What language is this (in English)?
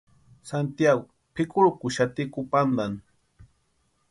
Western Highland Purepecha